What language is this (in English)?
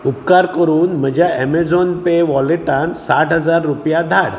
Konkani